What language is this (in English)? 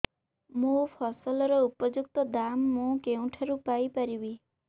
Odia